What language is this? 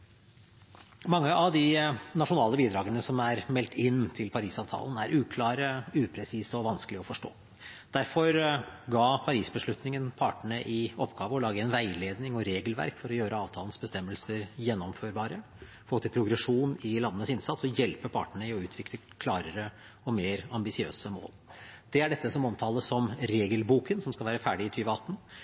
Norwegian Bokmål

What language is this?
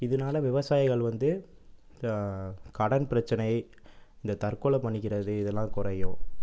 Tamil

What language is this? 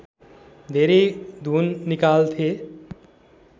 Nepali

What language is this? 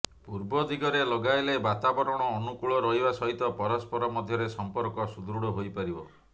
Odia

